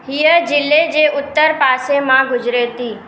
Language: Sindhi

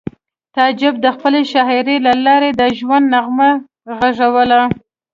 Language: Pashto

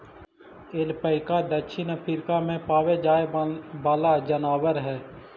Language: Magahi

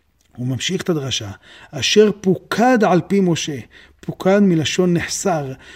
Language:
Hebrew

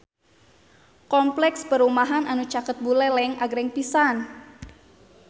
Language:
Sundanese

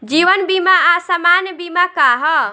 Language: Bhojpuri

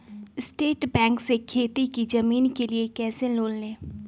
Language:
Magahi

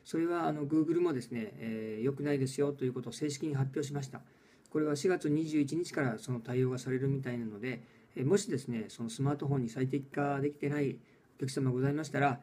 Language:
Japanese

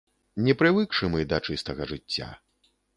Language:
Belarusian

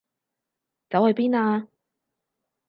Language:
Cantonese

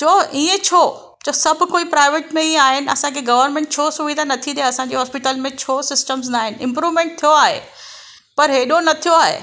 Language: Sindhi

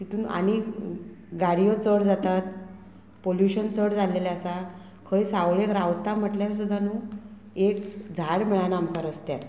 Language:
Konkani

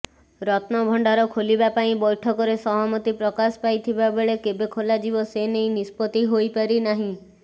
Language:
Odia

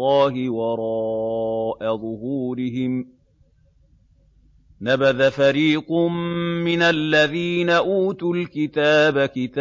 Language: Arabic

